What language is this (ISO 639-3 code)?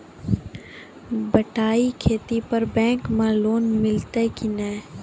mai